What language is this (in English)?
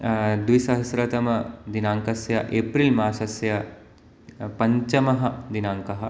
Sanskrit